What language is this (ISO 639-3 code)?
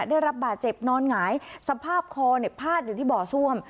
tha